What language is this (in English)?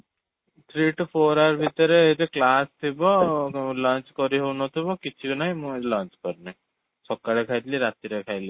Odia